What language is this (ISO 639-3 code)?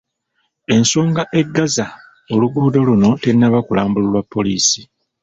lug